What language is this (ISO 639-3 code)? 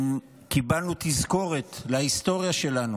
heb